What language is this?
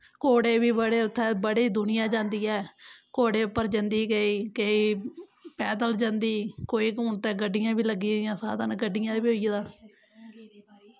Dogri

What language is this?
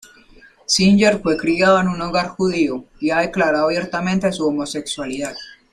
Spanish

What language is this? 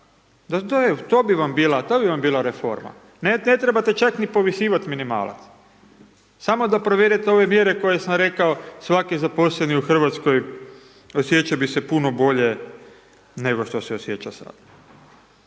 Croatian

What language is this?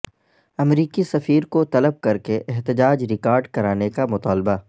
Urdu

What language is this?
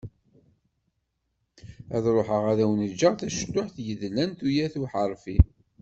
Kabyle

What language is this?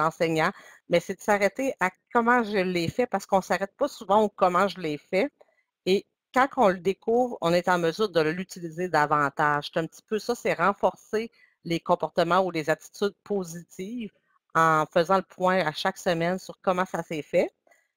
French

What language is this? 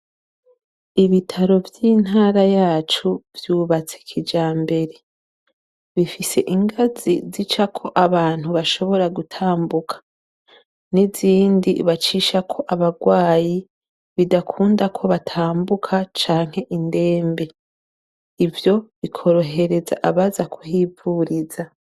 Rundi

